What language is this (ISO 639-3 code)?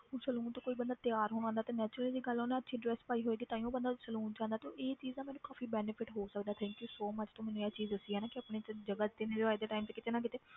pan